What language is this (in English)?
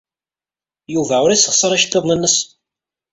Kabyle